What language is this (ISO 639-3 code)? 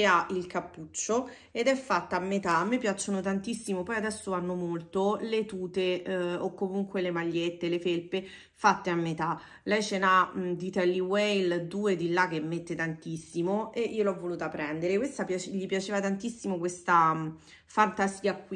ita